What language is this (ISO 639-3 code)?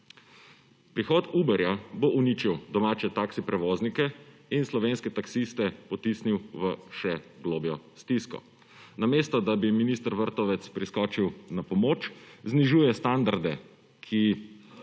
slv